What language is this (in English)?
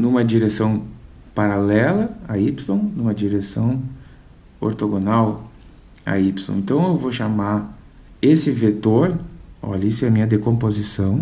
Portuguese